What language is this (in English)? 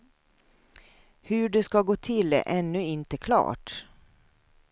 Swedish